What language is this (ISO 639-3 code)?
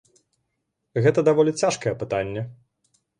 bel